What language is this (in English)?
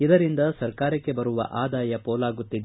Kannada